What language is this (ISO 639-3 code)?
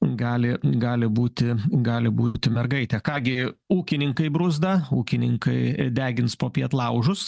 lit